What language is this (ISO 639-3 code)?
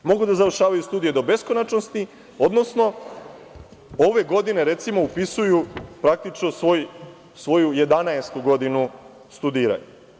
srp